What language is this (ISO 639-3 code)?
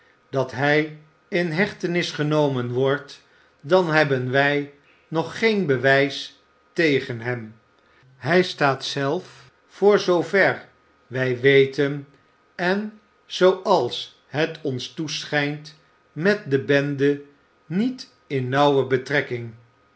nld